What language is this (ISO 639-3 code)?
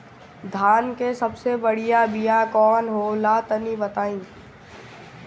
bho